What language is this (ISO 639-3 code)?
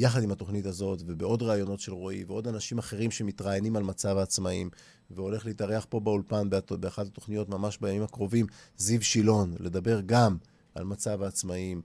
heb